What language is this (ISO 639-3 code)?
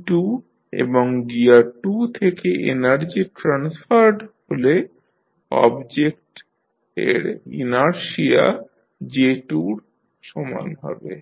ben